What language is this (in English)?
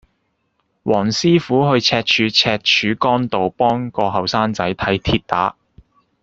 Cantonese